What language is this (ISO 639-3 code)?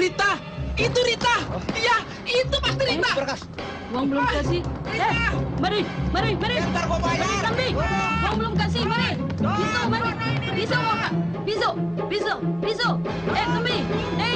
ind